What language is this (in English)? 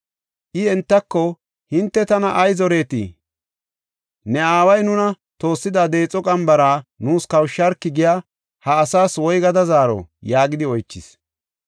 Gofa